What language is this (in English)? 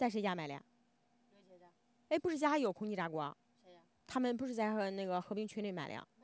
Chinese